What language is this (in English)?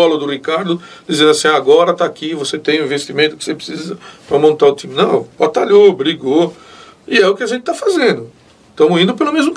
Portuguese